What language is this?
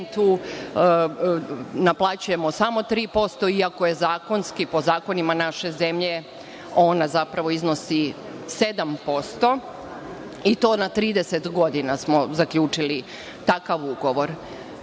Serbian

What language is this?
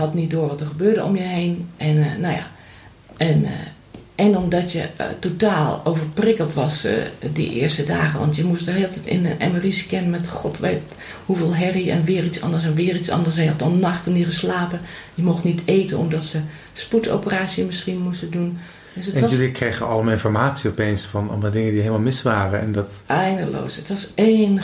Dutch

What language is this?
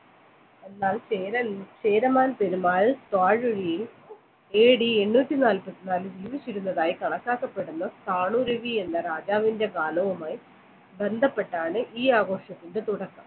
Malayalam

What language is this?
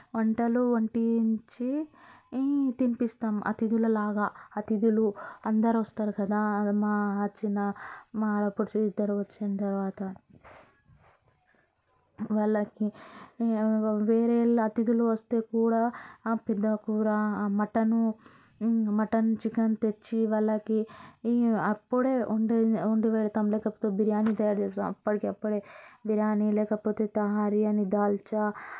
Telugu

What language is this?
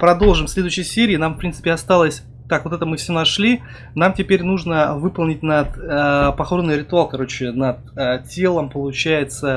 Russian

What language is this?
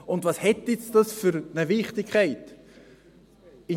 Swiss German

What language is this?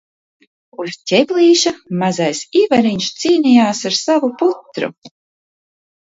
Latvian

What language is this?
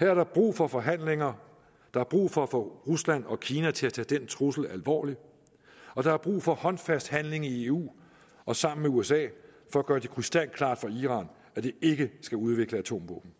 Danish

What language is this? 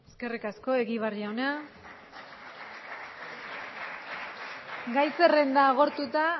Basque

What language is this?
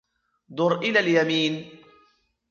Arabic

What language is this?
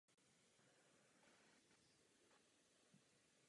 Czech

